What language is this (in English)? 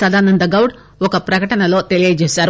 Telugu